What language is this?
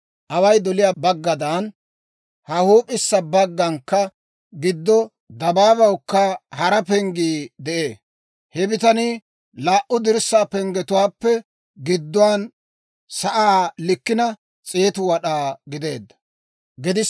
Dawro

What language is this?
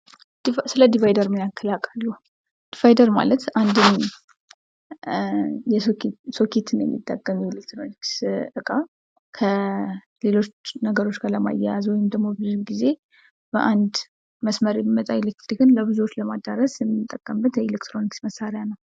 Amharic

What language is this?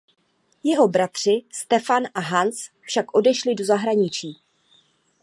Czech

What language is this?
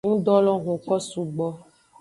Aja (Benin)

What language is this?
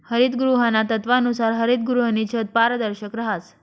Marathi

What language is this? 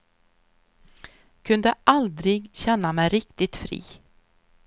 Swedish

